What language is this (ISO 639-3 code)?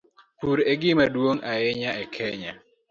luo